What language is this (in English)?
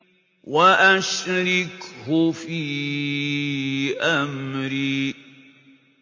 Arabic